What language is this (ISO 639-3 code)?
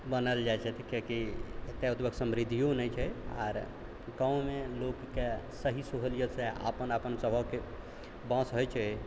mai